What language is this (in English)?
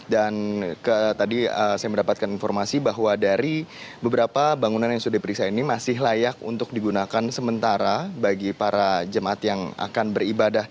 Indonesian